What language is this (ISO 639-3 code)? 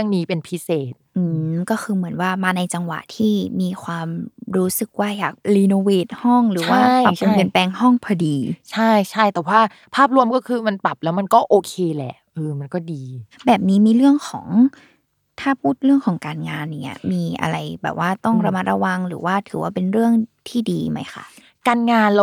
tha